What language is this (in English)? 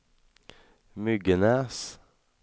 Swedish